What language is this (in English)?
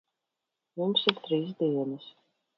Latvian